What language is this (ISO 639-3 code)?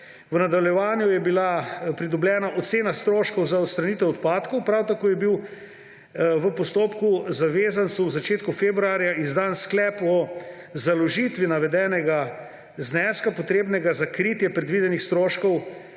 slv